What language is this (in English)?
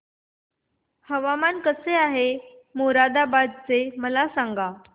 Marathi